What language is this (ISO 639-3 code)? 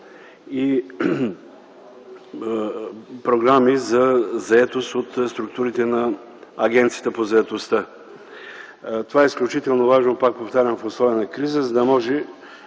bul